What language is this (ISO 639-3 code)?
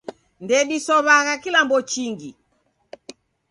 dav